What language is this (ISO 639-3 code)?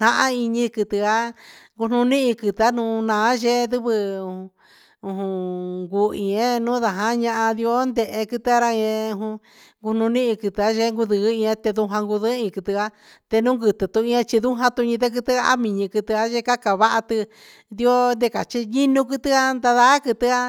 mxs